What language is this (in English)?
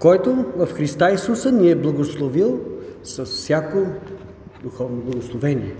Bulgarian